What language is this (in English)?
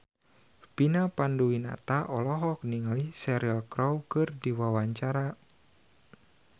Sundanese